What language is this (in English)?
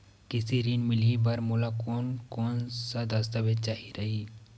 Chhattisgarhi